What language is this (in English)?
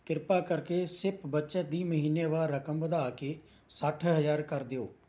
Punjabi